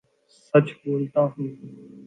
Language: Urdu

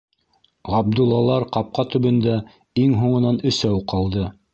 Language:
Bashkir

